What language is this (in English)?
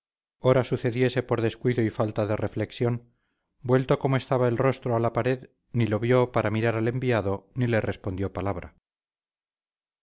Spanish